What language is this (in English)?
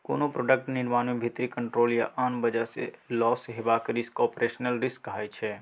Maithili